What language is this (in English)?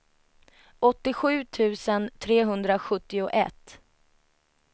Swedish